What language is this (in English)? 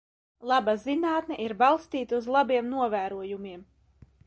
Latvian